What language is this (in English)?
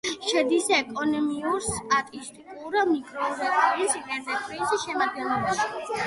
Georgian